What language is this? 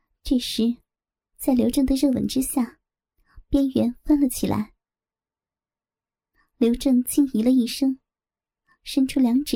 Chinese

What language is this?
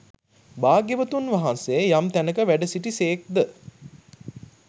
Sinhala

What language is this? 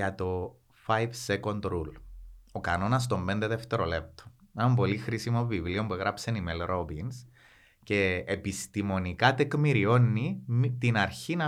Greek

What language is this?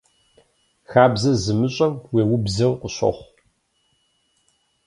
Kabardian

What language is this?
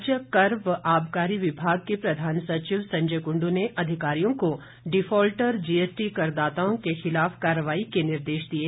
Hindi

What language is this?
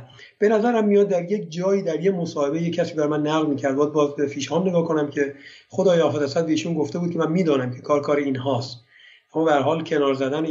Persian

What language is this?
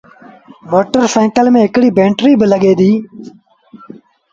Sindhi Bhil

